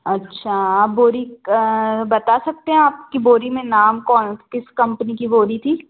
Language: Hindi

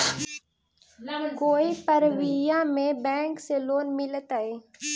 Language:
Magahi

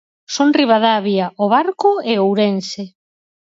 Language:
Galician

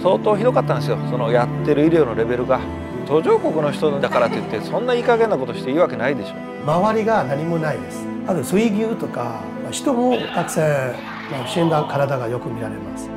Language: Japanese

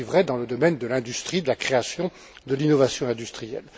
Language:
French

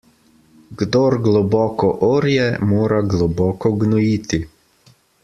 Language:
Slovenian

